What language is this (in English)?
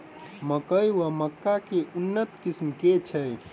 Maithili